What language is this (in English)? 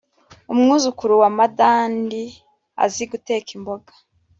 Kinyarwanda